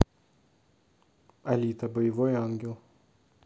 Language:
Russian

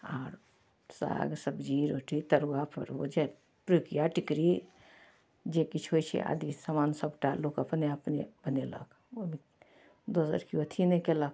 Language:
Maithili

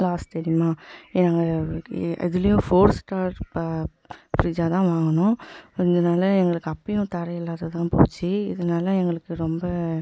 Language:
Tamil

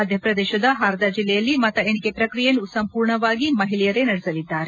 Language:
Kannada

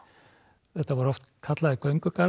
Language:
Icelandic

